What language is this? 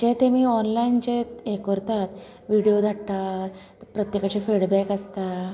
Konkani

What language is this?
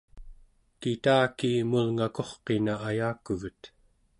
Central Yupik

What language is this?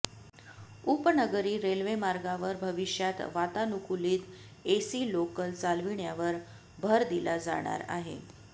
Marathi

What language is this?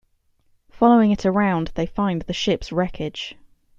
English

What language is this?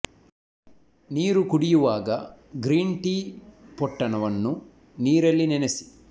Kannada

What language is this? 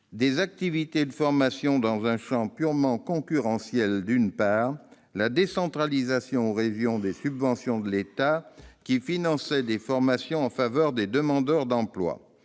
French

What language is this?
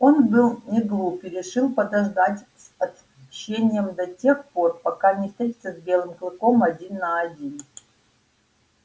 Russian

